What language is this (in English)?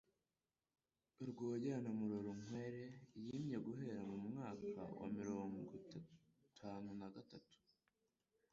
Kinyarwanda